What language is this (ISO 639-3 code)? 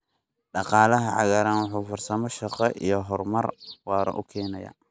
som